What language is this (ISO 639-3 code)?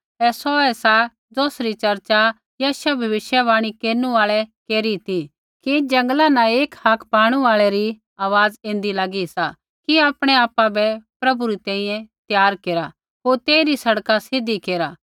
kfx